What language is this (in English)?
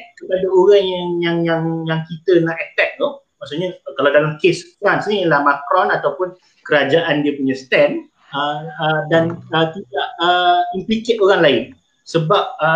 Malay